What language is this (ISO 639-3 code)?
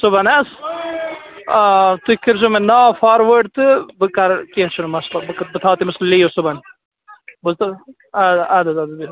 kas